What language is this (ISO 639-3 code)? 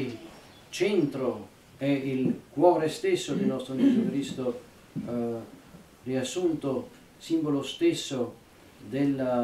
ita